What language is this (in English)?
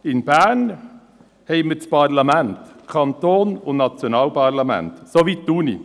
Swiss German